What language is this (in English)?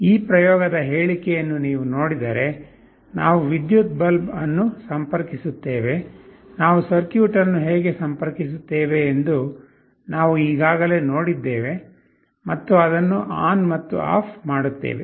Kannada